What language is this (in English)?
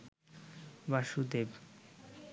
Bangla